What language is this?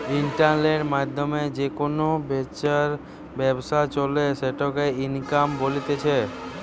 Bangla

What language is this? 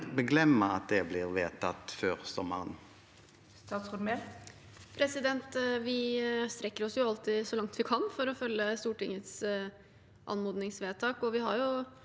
Norwegian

